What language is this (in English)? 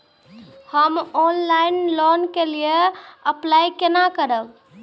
Maithili